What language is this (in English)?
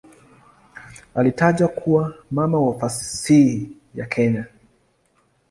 Swahili